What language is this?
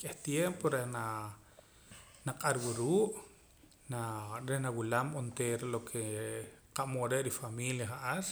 Poqomam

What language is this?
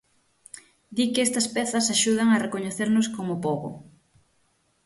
Galician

